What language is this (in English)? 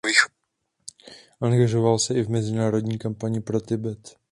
Czech